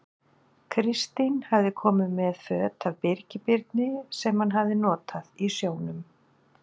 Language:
Icelandic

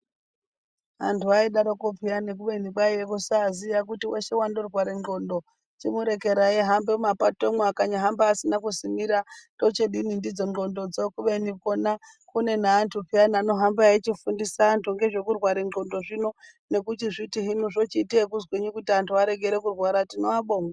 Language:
Ndau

